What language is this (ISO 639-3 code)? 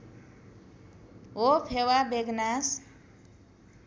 nep